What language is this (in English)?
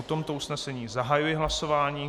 Czech